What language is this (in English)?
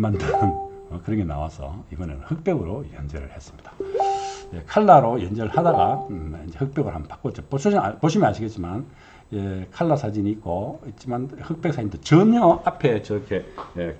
Korean